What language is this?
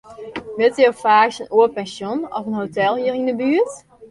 Western Frisian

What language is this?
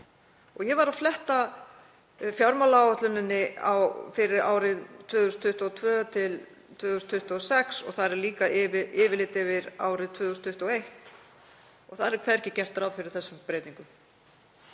Icelandic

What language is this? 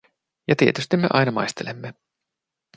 Finnish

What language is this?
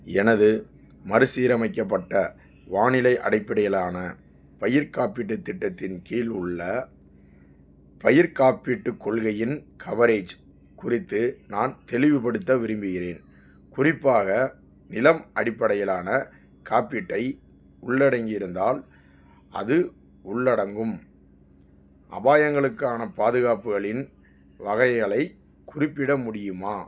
Tamil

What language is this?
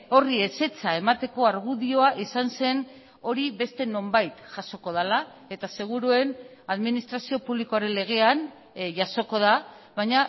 Basque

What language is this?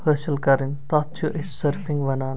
Kashmiri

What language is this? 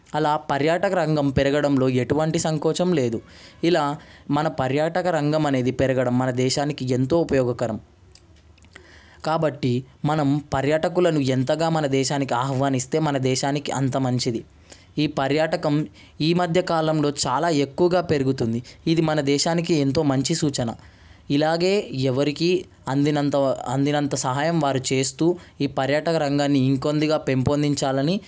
Telugu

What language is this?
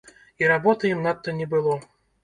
Belarusian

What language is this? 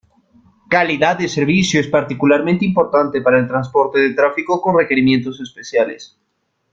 Spanish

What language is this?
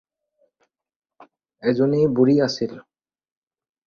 Assamese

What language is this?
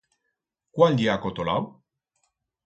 Aragonese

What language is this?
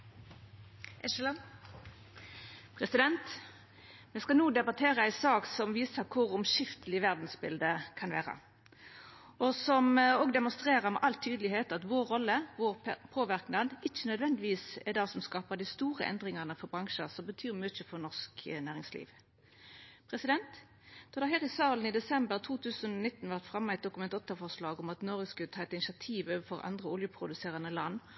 Norwegian Nynorsk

